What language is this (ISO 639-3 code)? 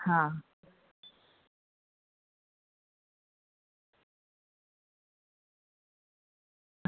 guj